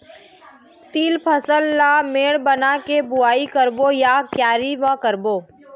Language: Chhattisgarhi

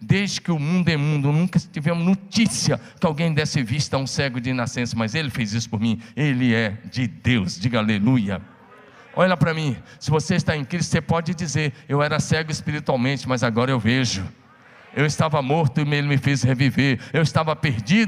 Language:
Portuguese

